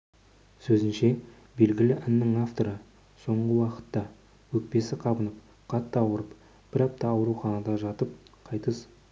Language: Kazakh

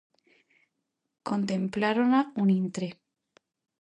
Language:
Galician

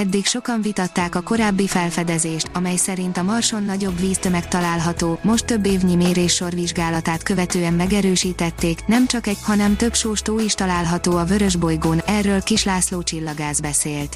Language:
Hungarian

